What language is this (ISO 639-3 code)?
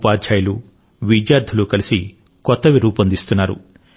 tel